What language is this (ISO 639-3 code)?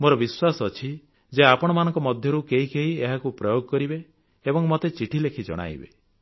ori